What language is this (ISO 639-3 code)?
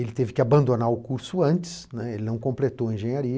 por